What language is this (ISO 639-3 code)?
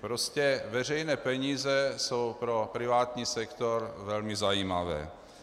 ces